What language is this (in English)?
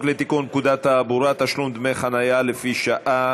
Hebrew